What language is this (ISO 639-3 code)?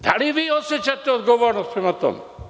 srp